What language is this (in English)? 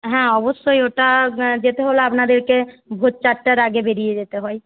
Bangla